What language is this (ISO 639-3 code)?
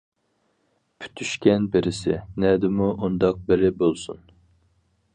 uig